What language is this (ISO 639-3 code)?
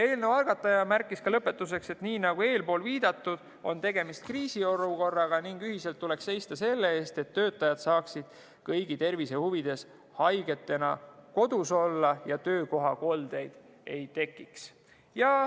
est